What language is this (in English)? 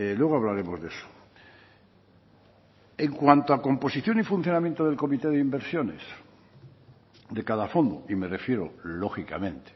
Spanish